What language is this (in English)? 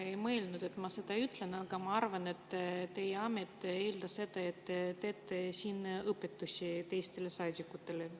Estonian